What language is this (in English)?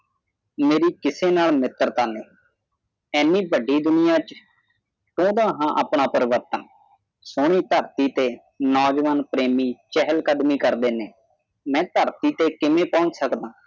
Punjabi